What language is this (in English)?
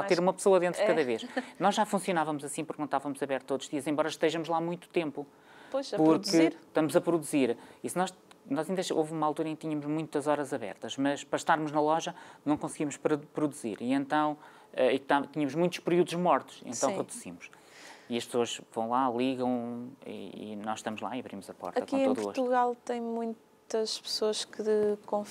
Portuguese